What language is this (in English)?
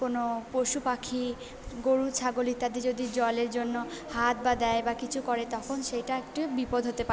Bangla